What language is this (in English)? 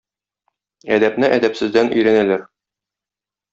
Tatar